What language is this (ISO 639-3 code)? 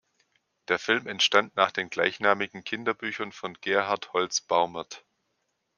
deu